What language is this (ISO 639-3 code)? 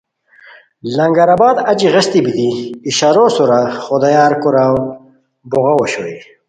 khw